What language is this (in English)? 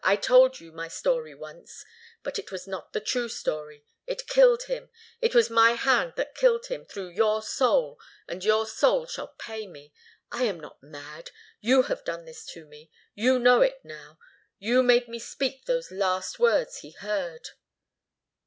English